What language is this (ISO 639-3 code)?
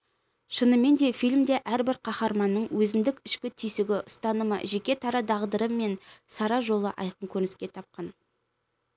kaz